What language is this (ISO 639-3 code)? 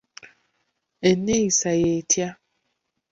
lug